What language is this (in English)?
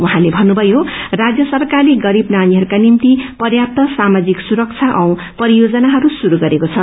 Nepali